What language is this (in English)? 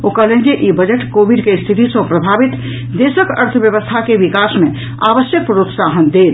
Maithili